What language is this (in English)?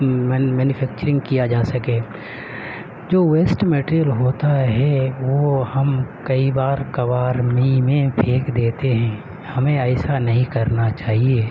Urdu